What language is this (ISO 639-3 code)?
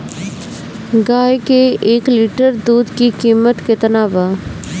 bho